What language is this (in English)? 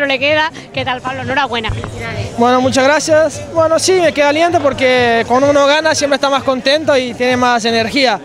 Spanish